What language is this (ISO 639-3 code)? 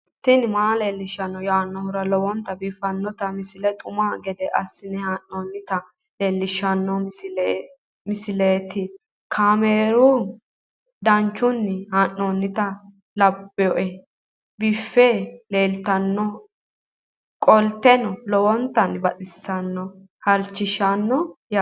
sid